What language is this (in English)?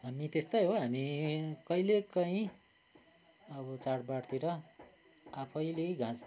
Nepali